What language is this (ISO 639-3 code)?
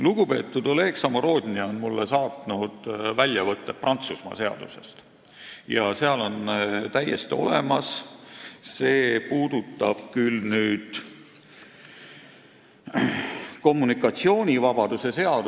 est